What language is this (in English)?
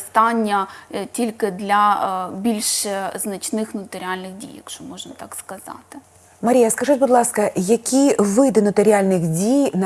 Ukrainian